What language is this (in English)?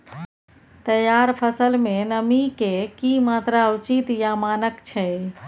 Maithili